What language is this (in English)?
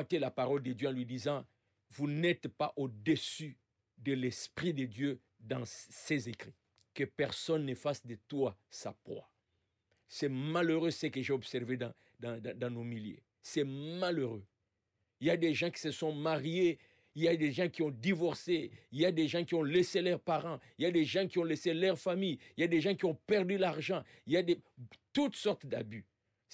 French